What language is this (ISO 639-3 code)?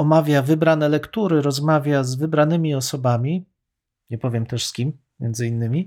pol